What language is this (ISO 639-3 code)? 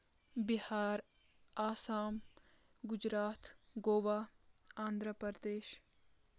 kas